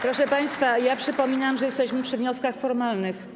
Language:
Polish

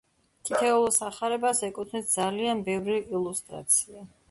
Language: Georgian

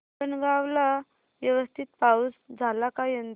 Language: Marathi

